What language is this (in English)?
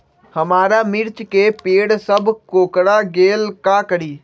Magahi